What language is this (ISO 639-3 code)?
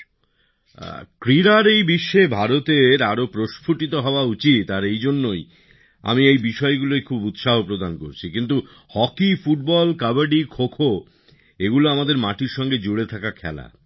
ben